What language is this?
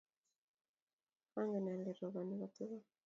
Kalenjin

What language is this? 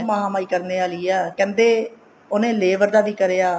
Punjabi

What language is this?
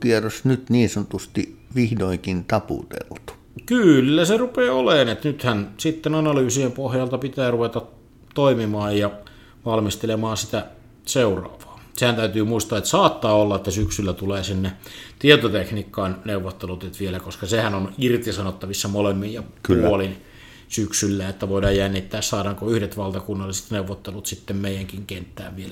Finnish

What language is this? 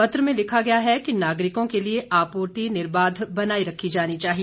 Hindi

